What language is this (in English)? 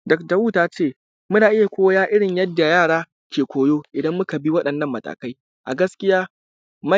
Hausa